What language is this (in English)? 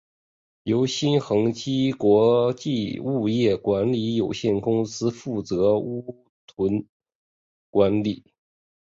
Chinese